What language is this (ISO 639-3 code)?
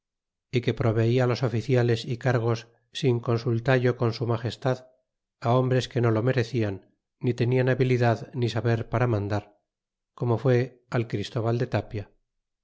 spa